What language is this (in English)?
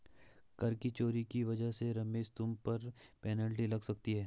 Hindi